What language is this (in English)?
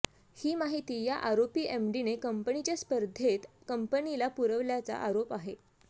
Marathi